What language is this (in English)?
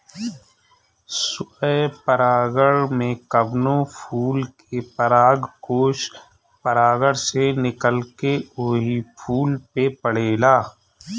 Bhojpuri